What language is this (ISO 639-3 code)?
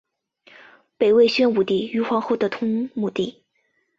zho